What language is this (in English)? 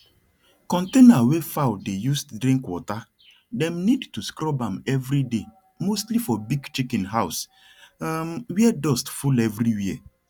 Nigerian Pidgin